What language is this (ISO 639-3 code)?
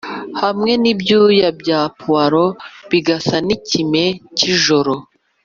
kin